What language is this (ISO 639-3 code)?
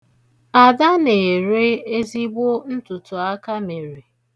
ibo